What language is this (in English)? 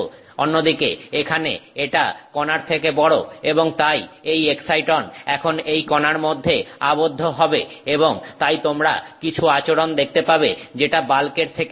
Bangla